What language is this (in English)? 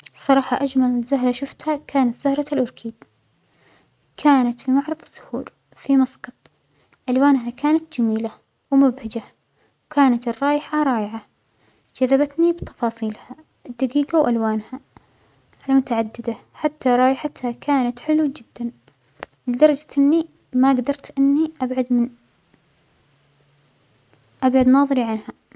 Omani Arabic